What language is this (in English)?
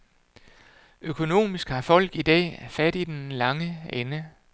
Danish